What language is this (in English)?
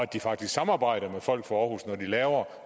Danish